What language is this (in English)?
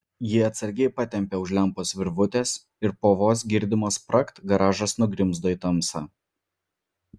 Lithuanian